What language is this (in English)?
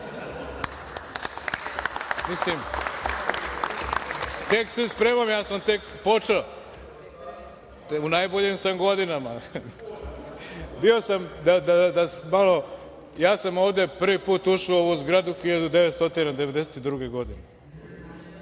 Serbian